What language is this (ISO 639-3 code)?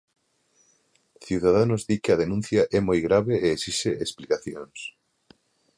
glg